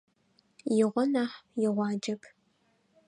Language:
Adyghe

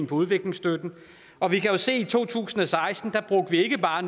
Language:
Danish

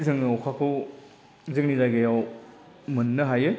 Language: Bodo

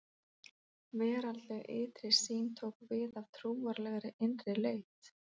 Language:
Icelandic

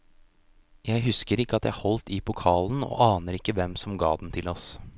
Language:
Norwegian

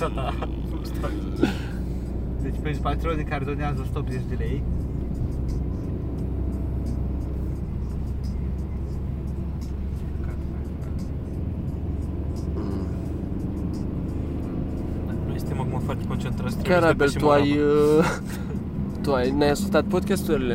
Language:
Romanian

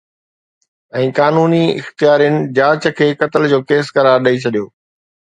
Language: Sindhi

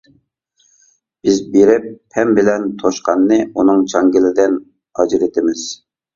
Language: Uyghur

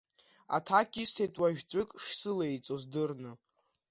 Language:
Abkhazian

